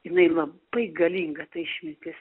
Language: Lithuanian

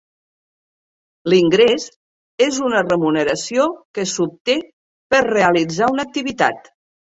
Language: Catalan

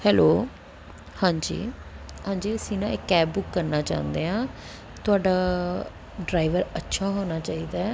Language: Punjabi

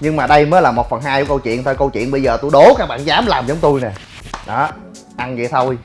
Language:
Vietnamese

